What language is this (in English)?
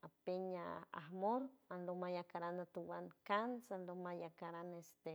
San Francisco Del Mar Huave